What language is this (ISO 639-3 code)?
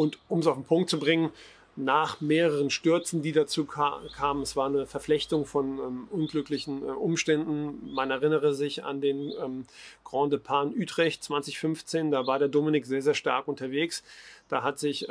deu